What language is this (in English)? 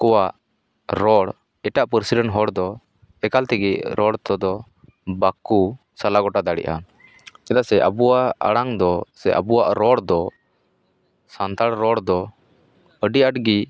Santali